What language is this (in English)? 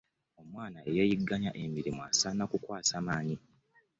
Ganda